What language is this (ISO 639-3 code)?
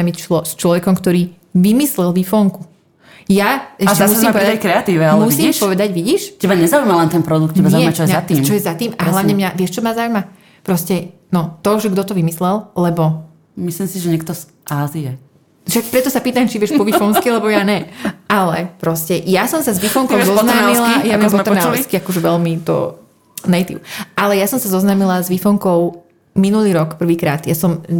slk